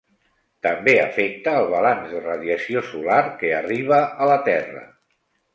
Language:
Catalan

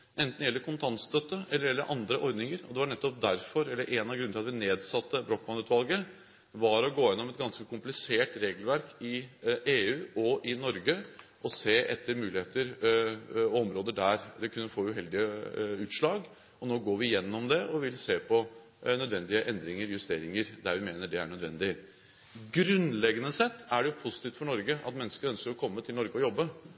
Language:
Norwegian Bokmål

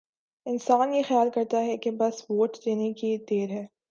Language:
Urdu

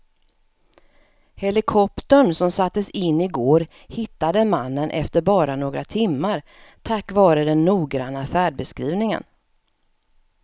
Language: Swedish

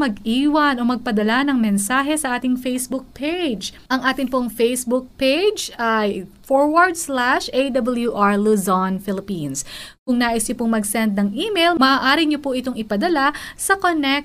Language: Filipino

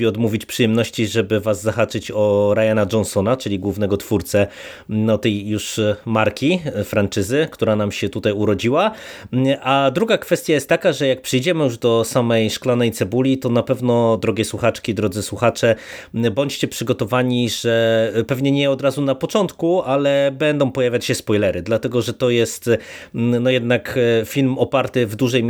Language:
Polish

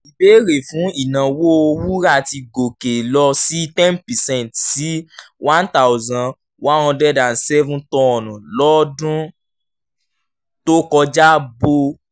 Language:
Yoruba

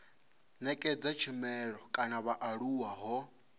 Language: Venda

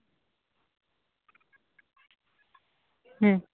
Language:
Santali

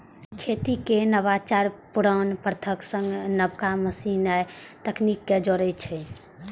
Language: Maithili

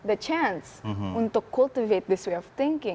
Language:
Indonesian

